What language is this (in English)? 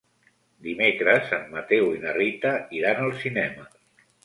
Catalan